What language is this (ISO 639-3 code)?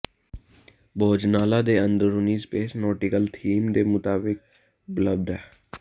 pan